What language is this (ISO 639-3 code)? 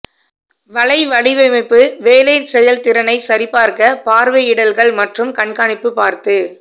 tam